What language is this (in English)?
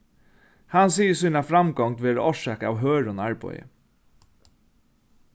Faroese